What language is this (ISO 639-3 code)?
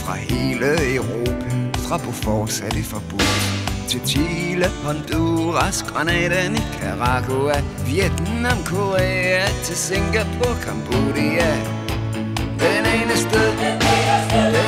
dan